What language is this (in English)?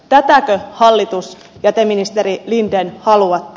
Finnish